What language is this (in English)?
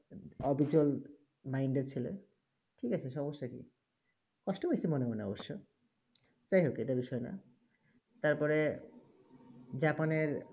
Bangla